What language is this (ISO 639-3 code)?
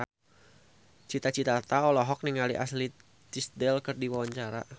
sun